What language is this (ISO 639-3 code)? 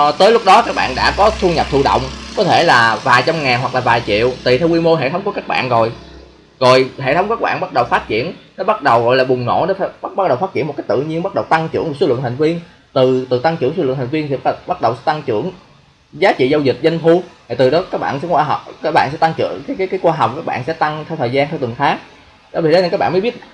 vie